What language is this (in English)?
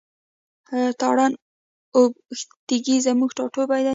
Pashto